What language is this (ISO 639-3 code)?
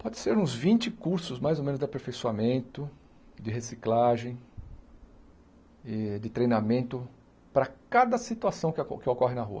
por